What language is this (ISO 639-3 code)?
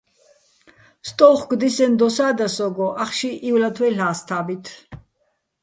bbl